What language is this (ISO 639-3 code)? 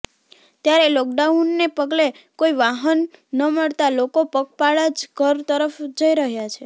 guj